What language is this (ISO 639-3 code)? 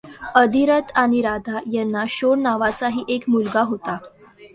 mar